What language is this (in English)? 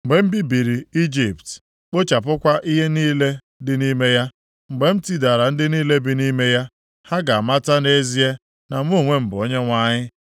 Igbo